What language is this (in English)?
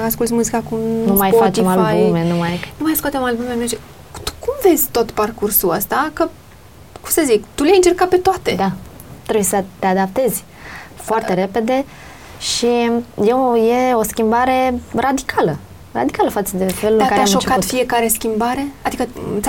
Romanian